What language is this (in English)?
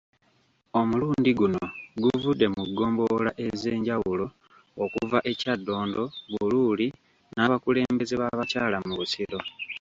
Ganda